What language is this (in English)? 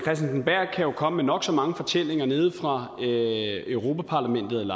Danish